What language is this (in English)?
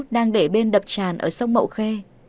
Vietnamese